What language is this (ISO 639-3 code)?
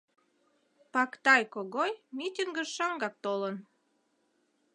chm